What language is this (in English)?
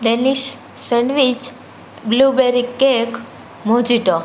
Gujarati